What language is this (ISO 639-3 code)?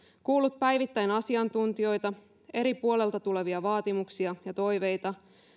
fin